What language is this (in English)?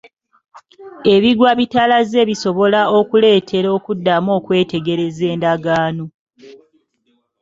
Ganda